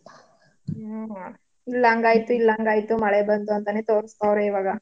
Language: Kannada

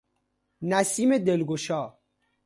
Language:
Persian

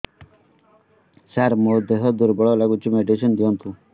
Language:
Odia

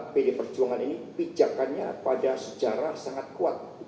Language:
Indonesian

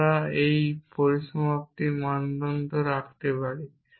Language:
Bangla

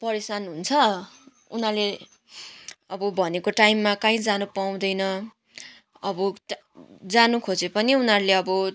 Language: Nepali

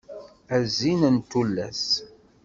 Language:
Kabyle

